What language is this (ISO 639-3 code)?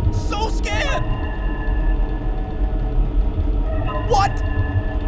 spa